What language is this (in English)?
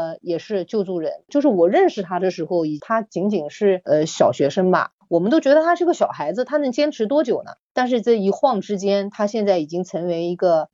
Chinese